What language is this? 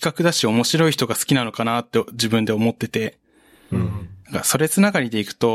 Japanese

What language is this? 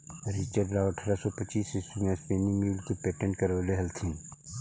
Magahi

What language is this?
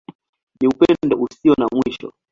Swahili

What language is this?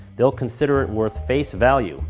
English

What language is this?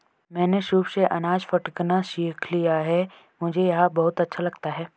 Hindi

